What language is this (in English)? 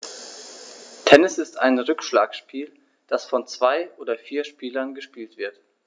German